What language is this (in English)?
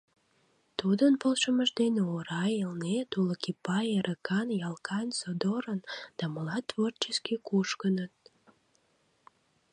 Mari